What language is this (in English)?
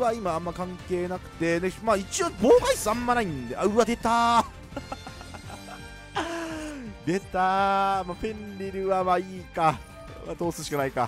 Japanese